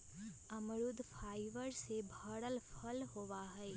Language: Magahi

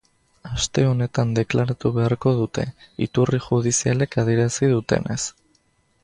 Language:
Basque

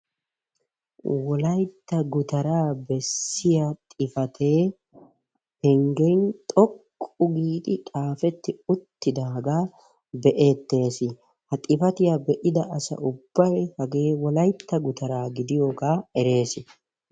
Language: Wolaytta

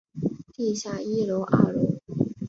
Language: Chinese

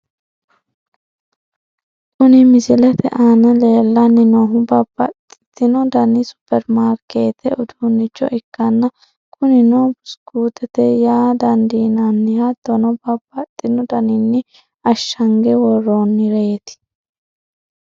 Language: Sidamo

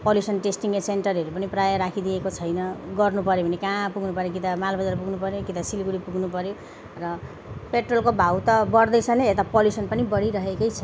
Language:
Nepali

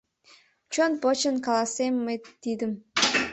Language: Mari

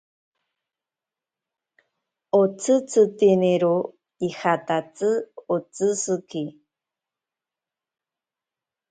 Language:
Ashéninka Perené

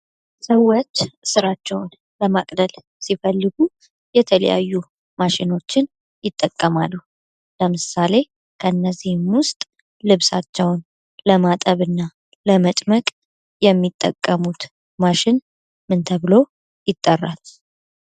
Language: Amharic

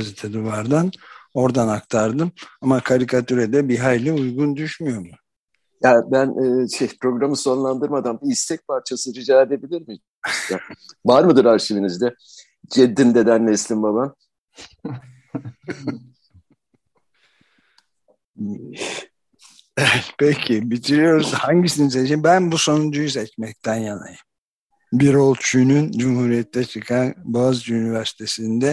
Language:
Turkish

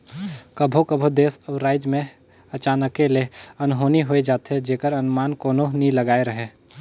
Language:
Chhattisgarhi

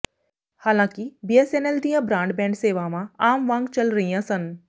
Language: Punjabi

